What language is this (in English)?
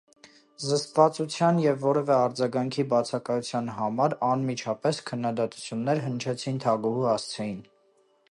Armenian